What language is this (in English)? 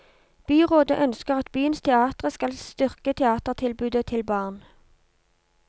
Norwegian